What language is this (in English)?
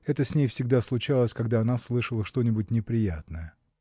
Russian